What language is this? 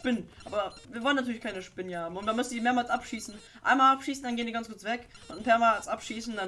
German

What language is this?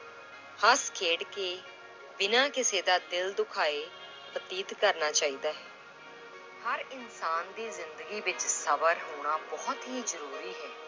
Punjabi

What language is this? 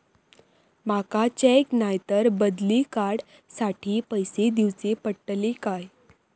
Marathi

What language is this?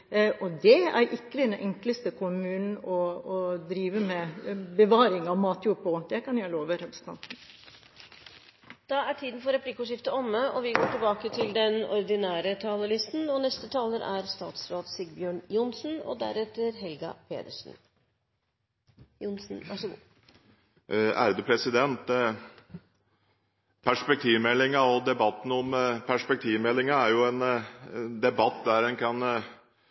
Norwegian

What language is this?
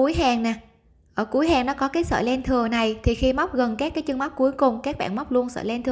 Vietnamese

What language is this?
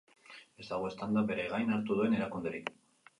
Basque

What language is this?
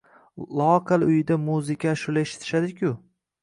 Uzbek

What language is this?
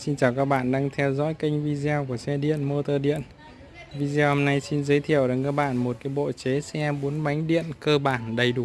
Vietnamese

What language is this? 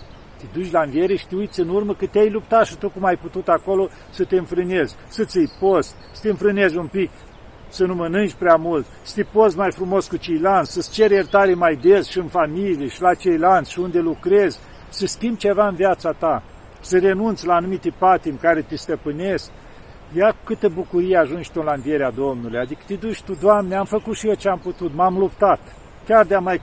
Romanian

